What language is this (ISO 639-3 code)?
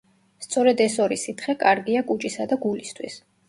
kat